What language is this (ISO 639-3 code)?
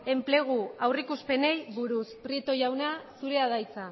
eus